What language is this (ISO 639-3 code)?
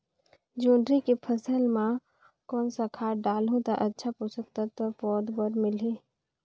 hne